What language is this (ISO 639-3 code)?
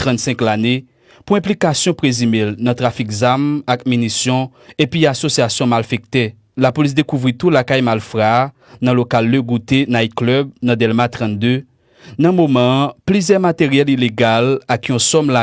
fra